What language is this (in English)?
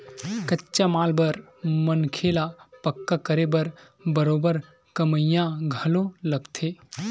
Chhattisgarhi